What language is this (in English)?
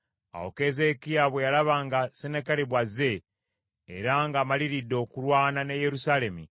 Ganda